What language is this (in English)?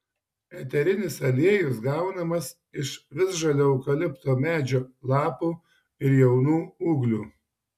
Lithuanian